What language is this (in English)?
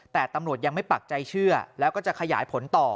Thai